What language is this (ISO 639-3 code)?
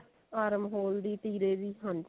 pan